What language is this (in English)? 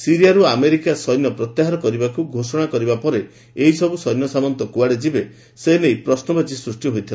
Odia